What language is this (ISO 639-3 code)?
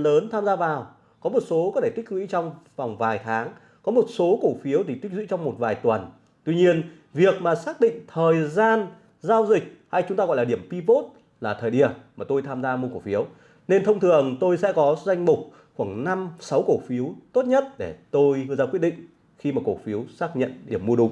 vie